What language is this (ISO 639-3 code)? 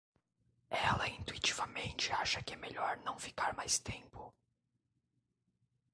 por